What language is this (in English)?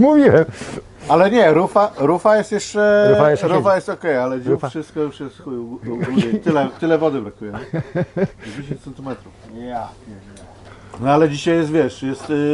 Polish